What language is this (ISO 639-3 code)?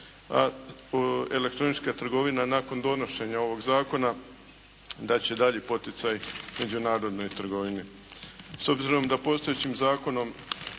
hrv